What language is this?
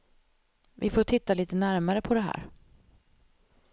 Swedish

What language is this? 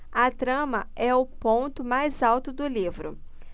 Portuguese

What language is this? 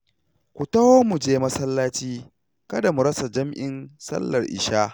Hausa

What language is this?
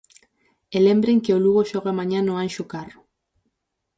Galician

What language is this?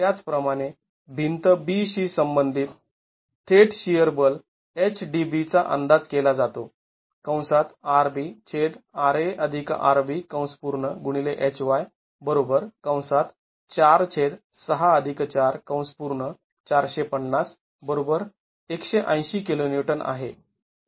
Marathi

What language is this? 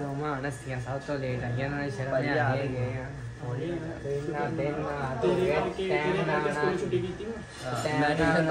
Hindi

